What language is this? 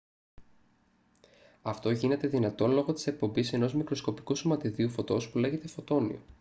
Greek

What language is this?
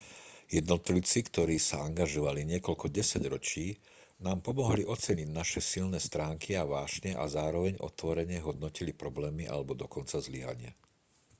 Slovak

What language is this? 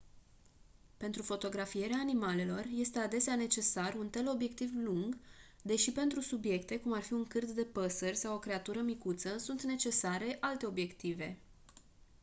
Romanian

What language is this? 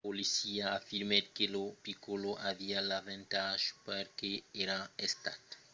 Occitan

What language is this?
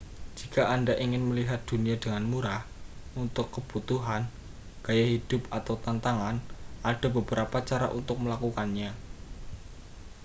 Indonesian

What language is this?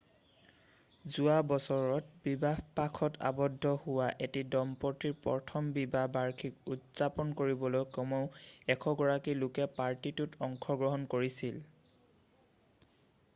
Assamese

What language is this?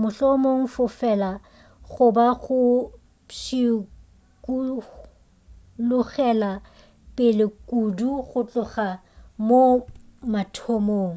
Northern Sotho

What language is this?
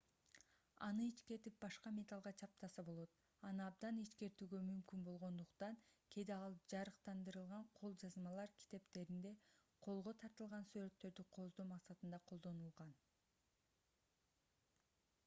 Kyrgyz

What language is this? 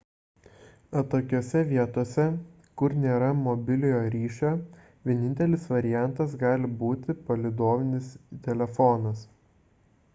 Lithuanian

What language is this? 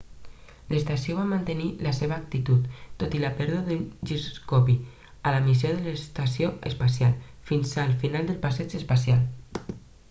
Catalan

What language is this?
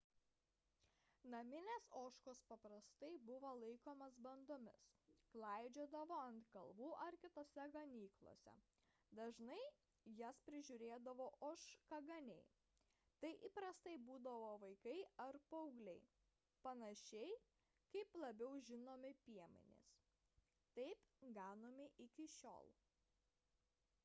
Lithuanian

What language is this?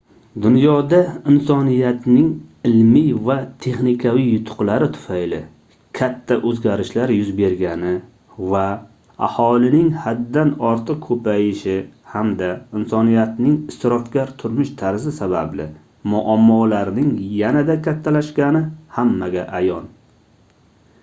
Uzbek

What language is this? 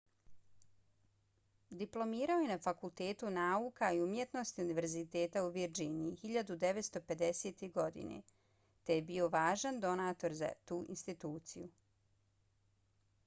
Bosnian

